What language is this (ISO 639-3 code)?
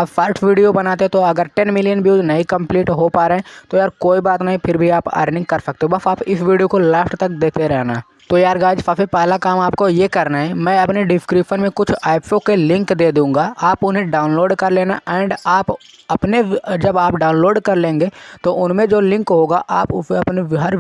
hin